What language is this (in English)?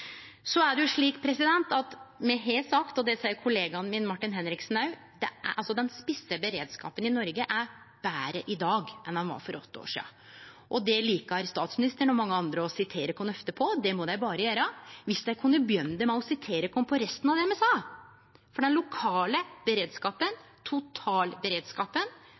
Norwegian Nynorsk